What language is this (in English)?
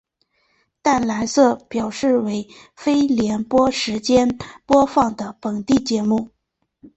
Chinese